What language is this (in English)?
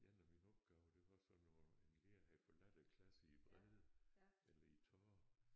Danish